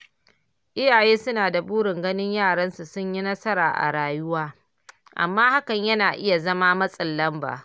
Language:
Hausa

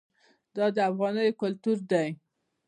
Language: Pashto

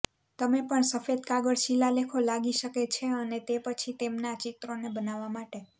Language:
Gujarati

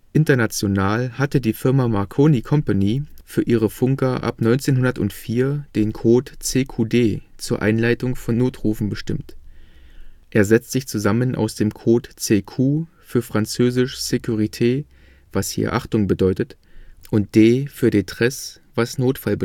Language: German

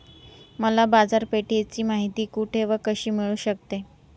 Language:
Marathi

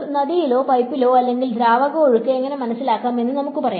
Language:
Malayalam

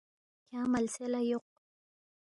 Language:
Balti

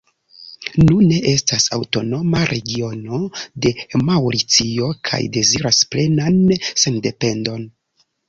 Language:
Esperanto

